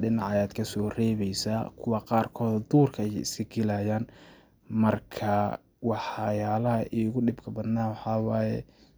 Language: Somali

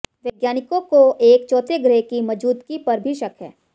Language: Hindi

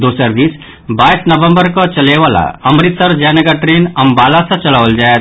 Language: Maithili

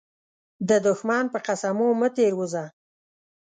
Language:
Pashto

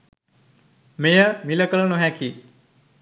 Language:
Sinhala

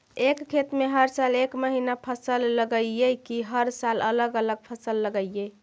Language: Magahi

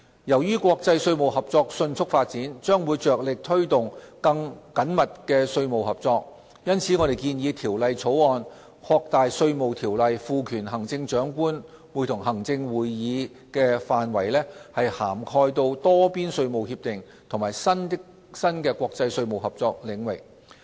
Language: Cantonese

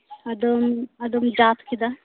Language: Santali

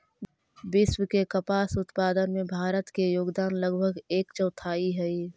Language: Magahi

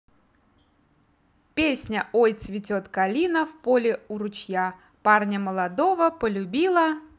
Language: Russian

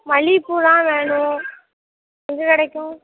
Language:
Tamil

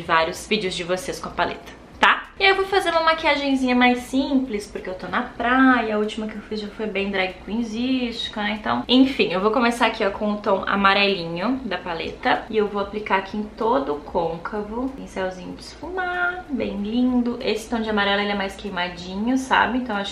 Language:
Portuguese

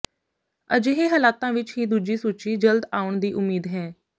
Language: Punjabi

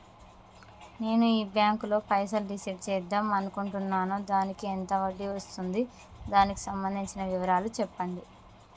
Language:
Telugu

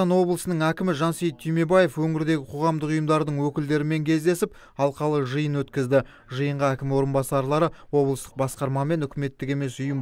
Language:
French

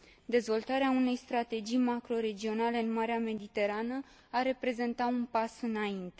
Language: Romanian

